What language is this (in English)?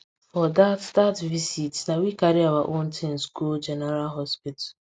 Nigerian Pidgin